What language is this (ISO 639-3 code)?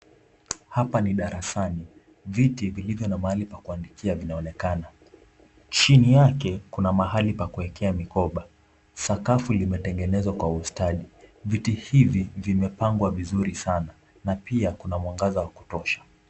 swa